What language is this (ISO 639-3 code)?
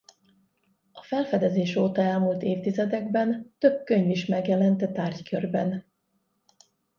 hun